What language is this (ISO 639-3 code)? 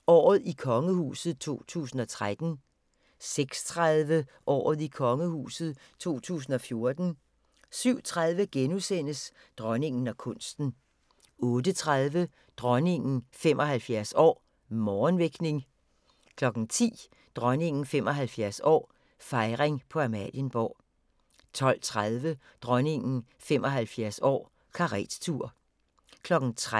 dan